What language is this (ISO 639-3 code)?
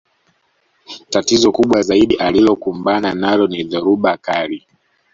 swa